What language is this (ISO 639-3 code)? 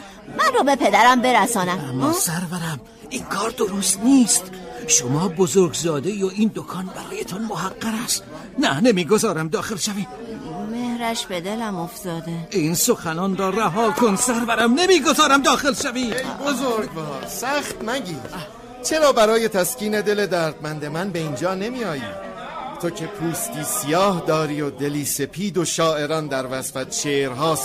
fas